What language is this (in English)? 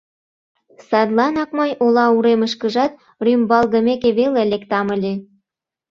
Mari